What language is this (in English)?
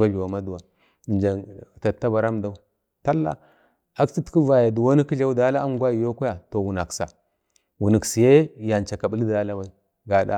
Bade